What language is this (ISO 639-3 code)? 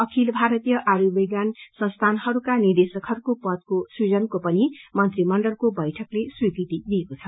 nep